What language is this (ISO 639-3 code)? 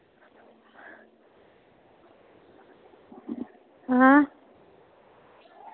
doi